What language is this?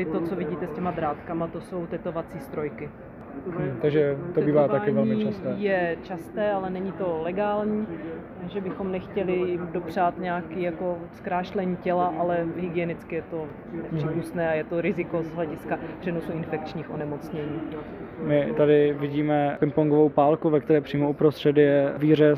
Czech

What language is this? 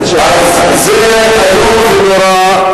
Hebrew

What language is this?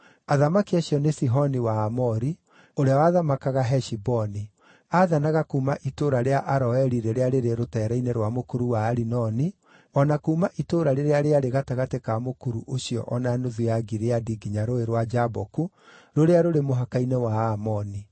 Kikuyu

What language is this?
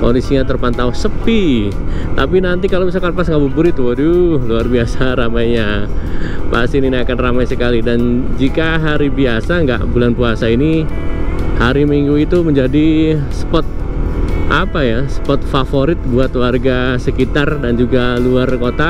Indonesian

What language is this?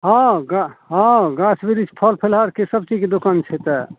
Maithili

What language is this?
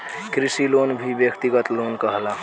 Bhojpuri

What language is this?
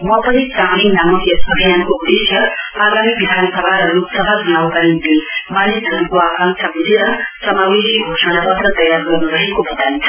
Nepali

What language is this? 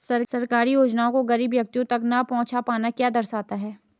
Hindi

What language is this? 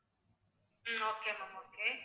Tamil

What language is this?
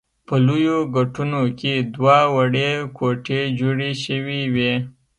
Pashto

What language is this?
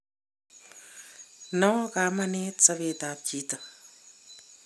Kalenjin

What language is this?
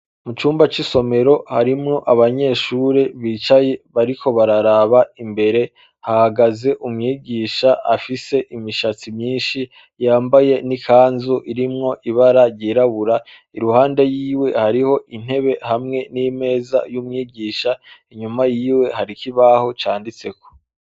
Rundi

